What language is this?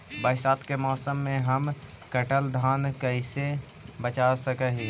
Magahi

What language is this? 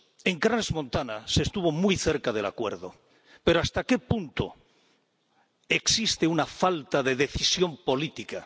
Spanish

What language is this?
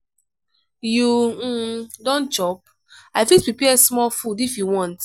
Nigerian Pidgin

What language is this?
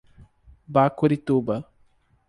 Portuguese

